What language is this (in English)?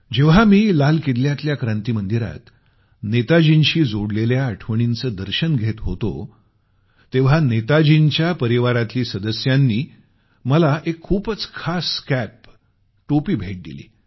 Marathi